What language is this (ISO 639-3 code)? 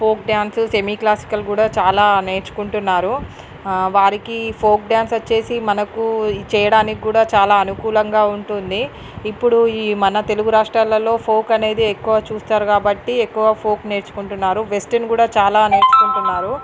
tel